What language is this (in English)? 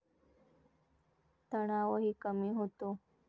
Marathi